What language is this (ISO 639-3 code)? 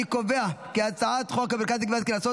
heb